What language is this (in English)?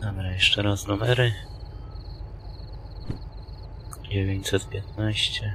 Polish